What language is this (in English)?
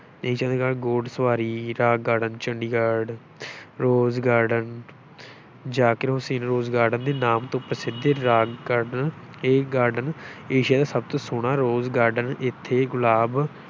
Punjabi